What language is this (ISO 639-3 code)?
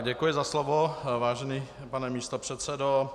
ces